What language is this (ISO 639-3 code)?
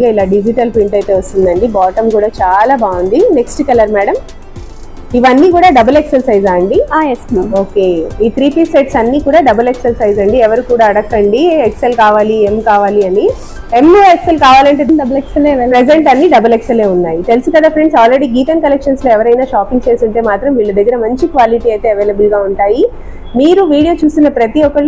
tel